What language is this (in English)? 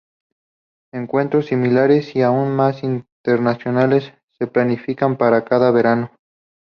Spanish